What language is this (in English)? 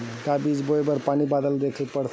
Chhattisgarhi